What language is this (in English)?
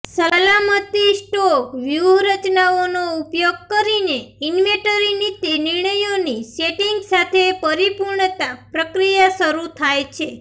Gujarati